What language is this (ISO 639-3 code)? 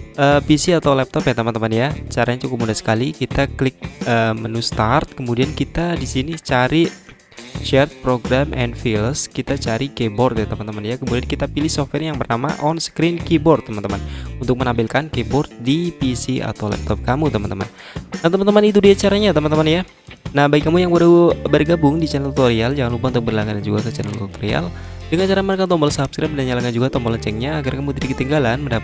ind